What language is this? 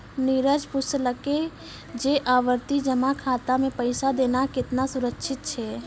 Maithili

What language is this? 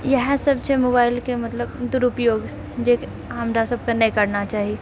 Maithili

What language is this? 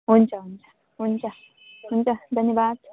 Nepali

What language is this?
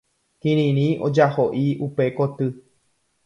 Guarani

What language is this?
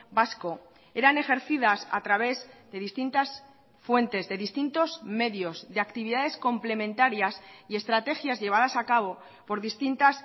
Spanish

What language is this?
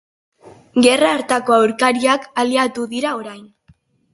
Basque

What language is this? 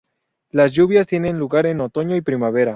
Spanish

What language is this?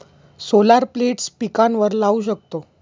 Marathi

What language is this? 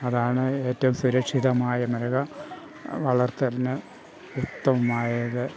Malayalam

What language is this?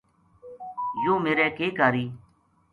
Gujari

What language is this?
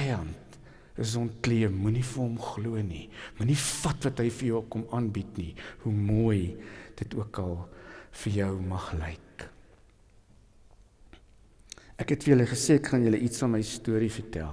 Dutch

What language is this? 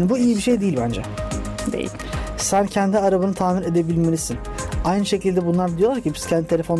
Turkish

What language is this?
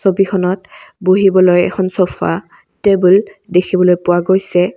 Assamese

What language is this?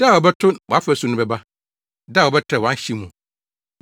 Akan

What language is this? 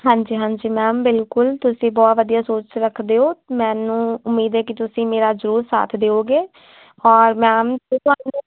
Punjabi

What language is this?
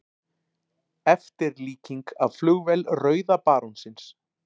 Icelandic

